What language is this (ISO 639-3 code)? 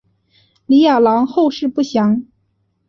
zho